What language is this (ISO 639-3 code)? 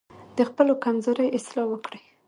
pus